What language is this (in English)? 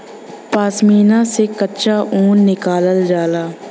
Bhojpuri